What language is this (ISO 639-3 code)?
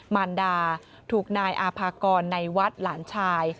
tha